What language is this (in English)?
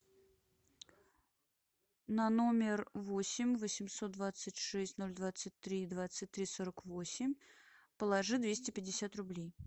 Russian